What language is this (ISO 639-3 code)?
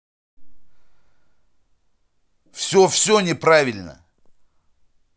rus